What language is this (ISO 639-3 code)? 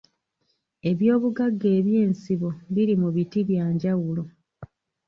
lug